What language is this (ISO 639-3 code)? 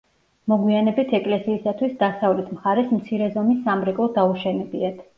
kat